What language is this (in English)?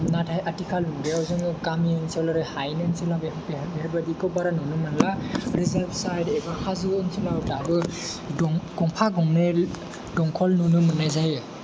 Bodo